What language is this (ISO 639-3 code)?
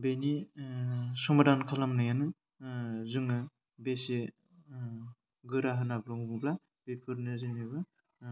brx